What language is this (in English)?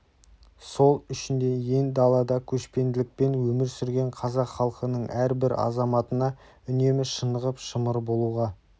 Kazakh